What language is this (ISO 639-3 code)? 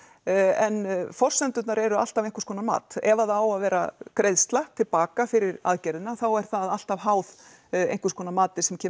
isl